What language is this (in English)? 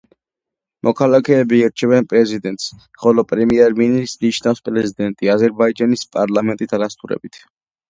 Georgian